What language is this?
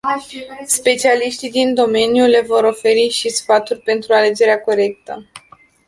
Romanian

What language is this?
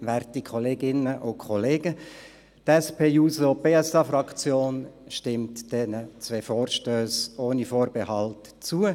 Swiss German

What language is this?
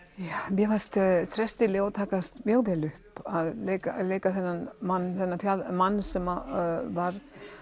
Icelandic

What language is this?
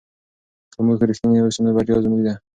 Pashto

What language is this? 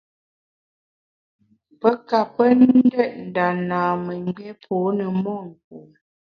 Bamun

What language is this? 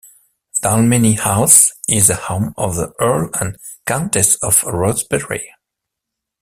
English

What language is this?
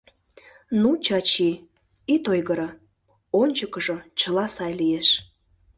Mari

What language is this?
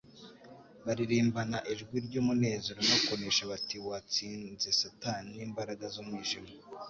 Kinyarwanda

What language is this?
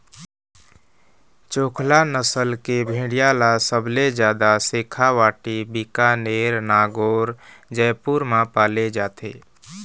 Chhattisgarhi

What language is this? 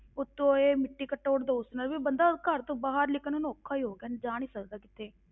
Punjabi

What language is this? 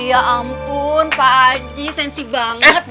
Indonesian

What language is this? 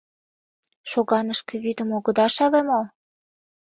Mari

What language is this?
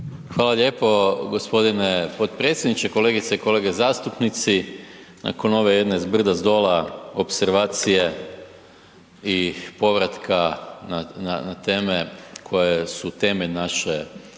Croatian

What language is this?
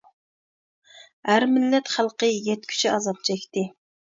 Uyghur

